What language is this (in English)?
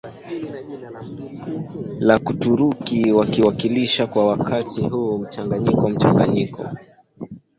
Swahili